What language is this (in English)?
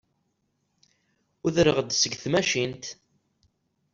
Kabyle